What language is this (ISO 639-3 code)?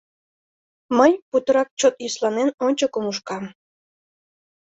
chm